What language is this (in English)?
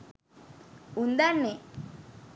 Sinhala